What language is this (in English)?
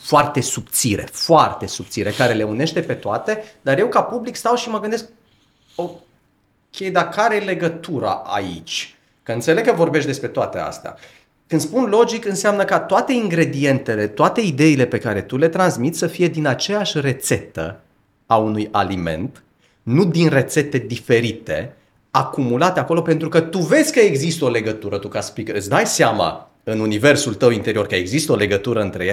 Romanian